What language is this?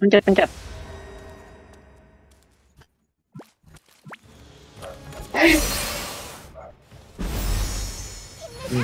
Indonesian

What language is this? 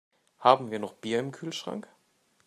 German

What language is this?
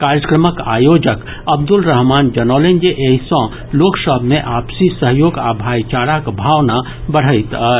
Maithili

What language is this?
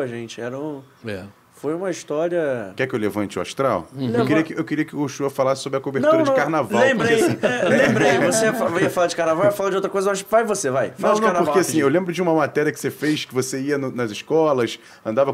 Portuguese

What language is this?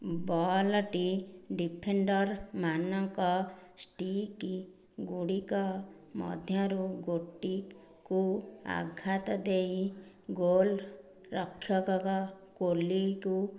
Odia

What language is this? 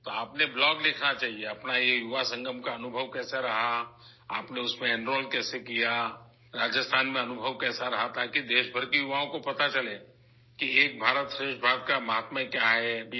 Urdu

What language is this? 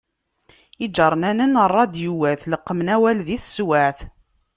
Kabyle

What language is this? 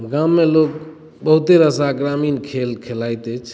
Maithili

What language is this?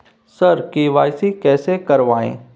Maithili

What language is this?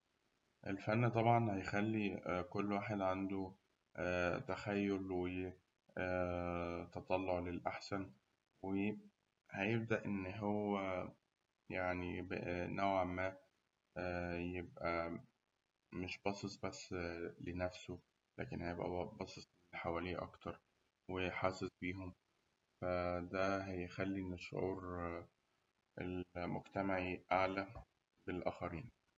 Egyptian Arabic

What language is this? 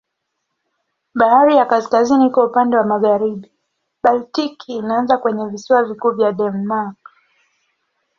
Swahili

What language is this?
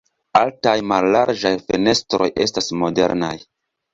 Esperanto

